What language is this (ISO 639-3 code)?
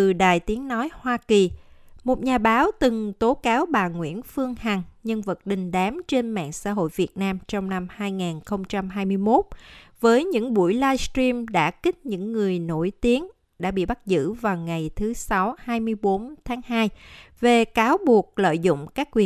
vie